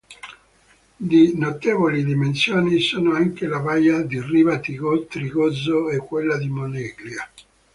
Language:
Italian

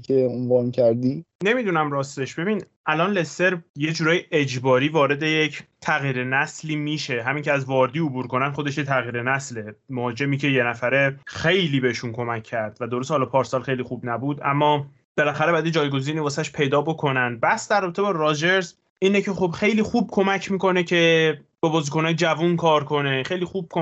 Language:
Persian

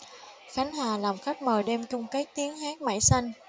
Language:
Vietnamese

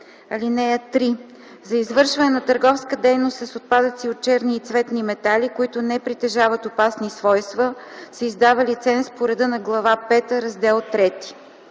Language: Bulgarian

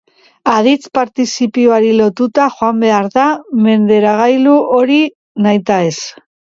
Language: Basque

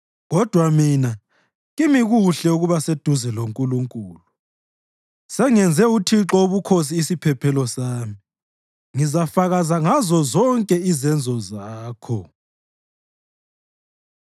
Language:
North Ndebele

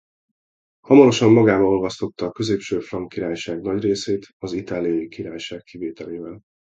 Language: Hungarian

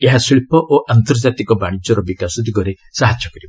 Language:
Odia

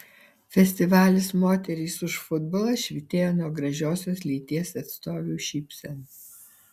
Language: Lithuanian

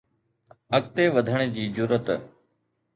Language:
Sindhi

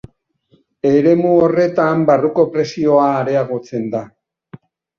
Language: Basque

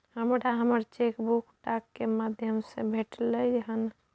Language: Maithili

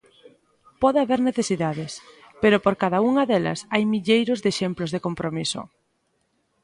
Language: Galician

